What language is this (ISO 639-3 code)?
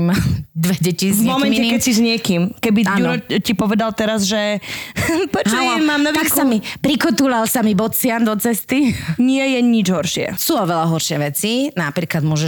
slk